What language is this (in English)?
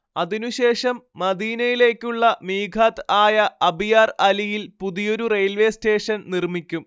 Malayalam